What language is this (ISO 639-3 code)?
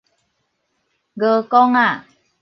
nan